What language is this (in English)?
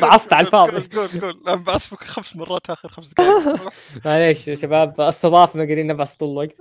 Arabic